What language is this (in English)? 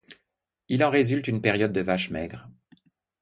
French